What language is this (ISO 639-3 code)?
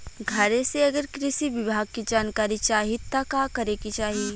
bho